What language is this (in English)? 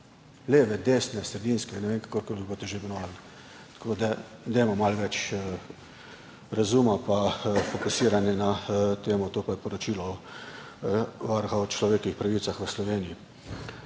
Slovenian